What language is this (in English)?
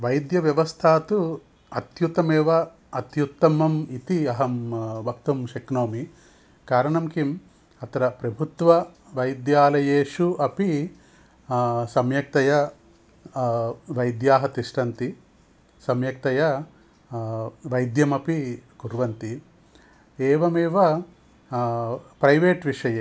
Sanskrit